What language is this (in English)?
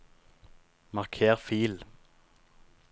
Norwegian